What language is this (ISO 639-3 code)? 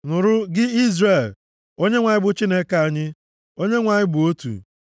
ibo